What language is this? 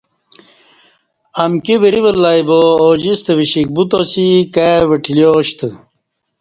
Kati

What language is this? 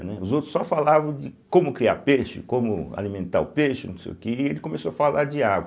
Portuguese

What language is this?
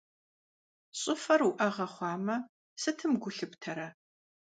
Kabardian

